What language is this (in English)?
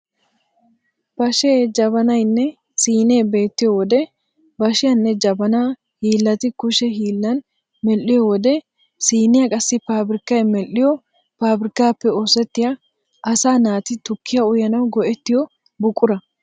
Wolaytta